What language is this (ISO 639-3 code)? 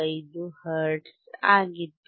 kan